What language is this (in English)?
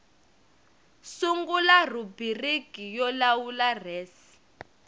Tsonga